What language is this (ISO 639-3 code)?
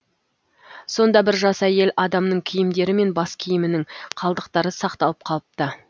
kaz